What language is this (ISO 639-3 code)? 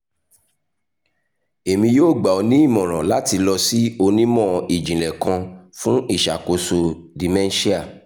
yor